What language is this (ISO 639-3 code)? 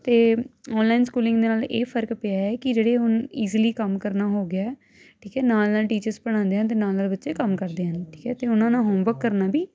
pan